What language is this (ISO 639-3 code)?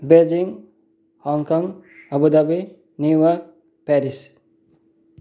nep